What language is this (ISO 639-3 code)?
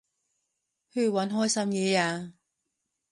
yue